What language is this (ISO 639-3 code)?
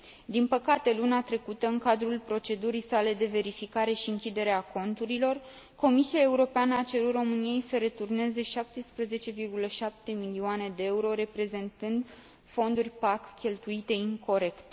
ron